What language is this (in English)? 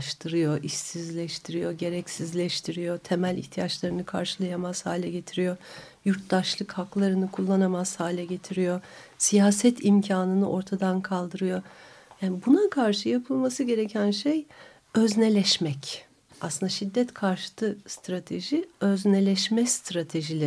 Turkish